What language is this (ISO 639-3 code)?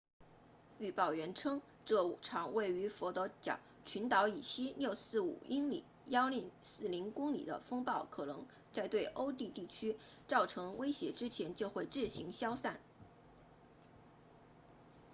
zho